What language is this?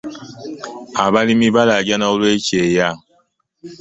Ganda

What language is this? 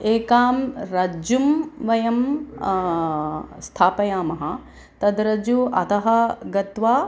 Sanskrit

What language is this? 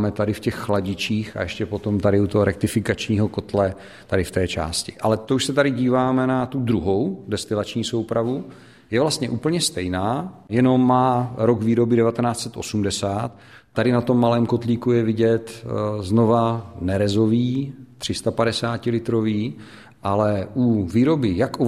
Czech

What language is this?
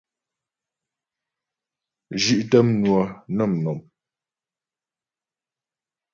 Ghomala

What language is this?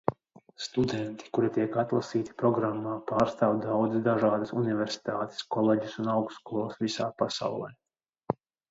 Latvian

